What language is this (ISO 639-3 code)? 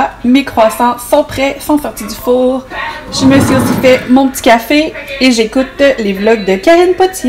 fra